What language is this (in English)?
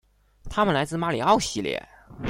Chinese